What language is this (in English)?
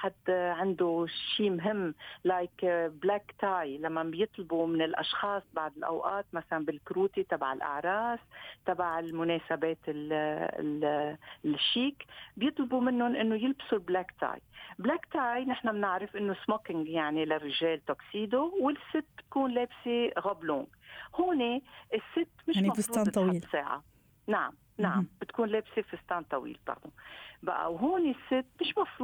Arabic